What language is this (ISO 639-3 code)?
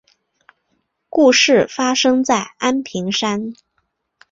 zho